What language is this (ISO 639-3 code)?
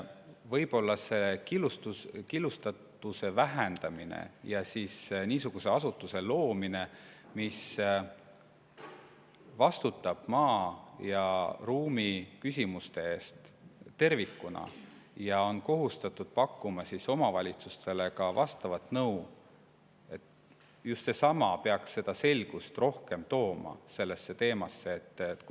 est